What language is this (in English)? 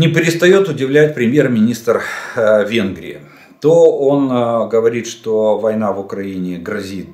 Russian